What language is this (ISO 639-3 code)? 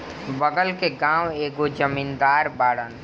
bho